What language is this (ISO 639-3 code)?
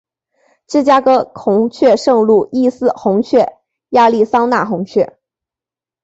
zho